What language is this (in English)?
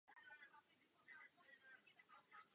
Czech